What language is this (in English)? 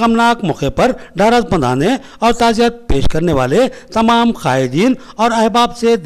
Hindi